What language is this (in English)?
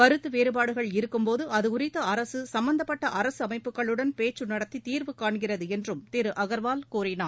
Tamil